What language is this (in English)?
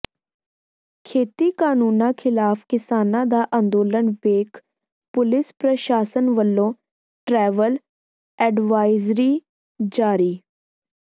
Punjabi